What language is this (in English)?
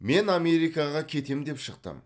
Kazakh